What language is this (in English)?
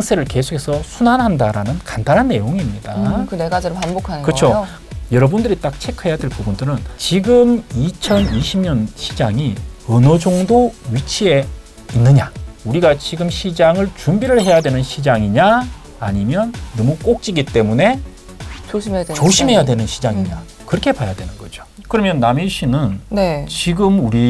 Korean